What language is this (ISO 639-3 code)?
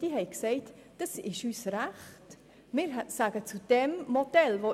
gsw